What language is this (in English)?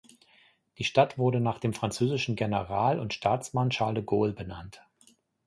German